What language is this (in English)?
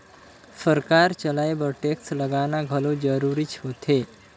Chhattisgarhi